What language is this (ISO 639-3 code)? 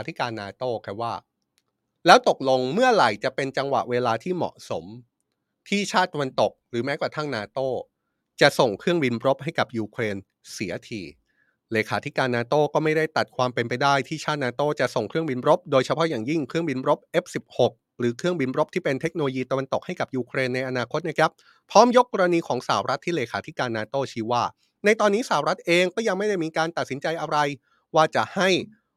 tha